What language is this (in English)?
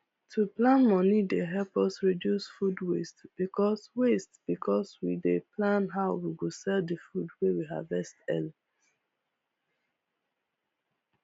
Nigerian Pidgin